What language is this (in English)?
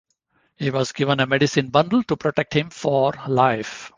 English